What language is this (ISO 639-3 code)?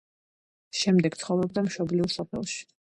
kat